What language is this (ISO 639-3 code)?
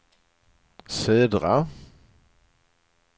swe